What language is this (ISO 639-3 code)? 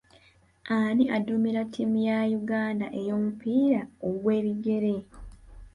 lug